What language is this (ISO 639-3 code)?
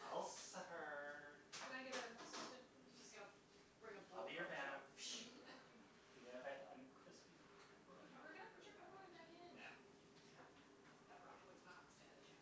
eng